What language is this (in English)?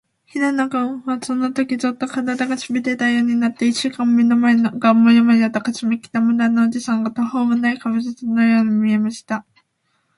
Japanese